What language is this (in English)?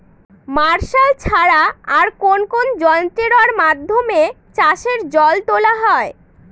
Bangla